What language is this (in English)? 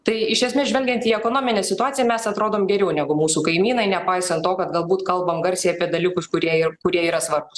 Lithuanian